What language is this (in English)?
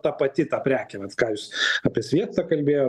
Lithuanian